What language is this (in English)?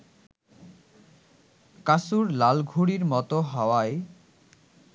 Bangla